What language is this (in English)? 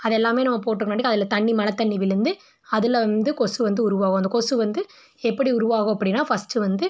Tamil